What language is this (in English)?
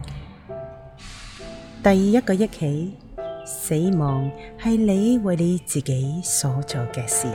Chinese